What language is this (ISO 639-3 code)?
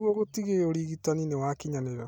kik